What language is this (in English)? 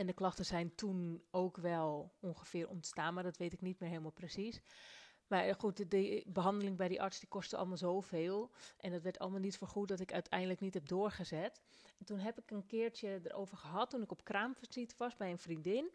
Dutch